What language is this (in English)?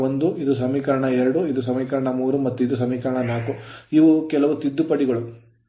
Kannada